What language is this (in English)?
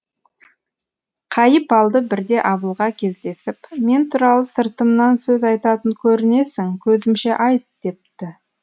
Kazakh